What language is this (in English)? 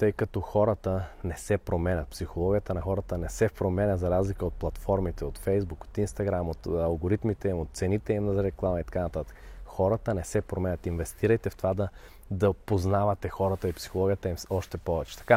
Bulgarian